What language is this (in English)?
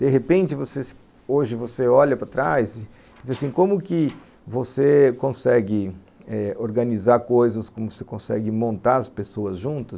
Portuguese